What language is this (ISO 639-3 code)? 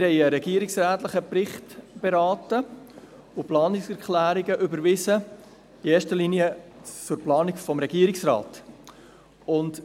gsw